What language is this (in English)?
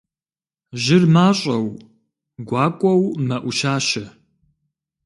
Kabardian